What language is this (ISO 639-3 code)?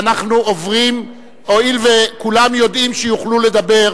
heb